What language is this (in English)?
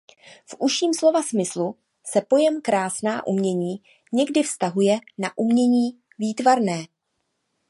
Czech